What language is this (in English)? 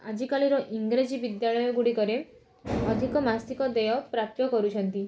Odia